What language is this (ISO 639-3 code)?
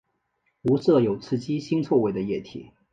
zho